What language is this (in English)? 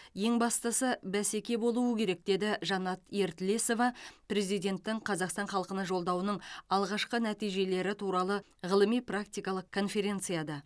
Kazakh